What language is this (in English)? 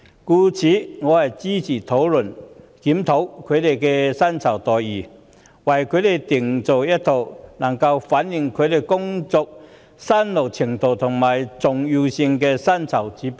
Cantonese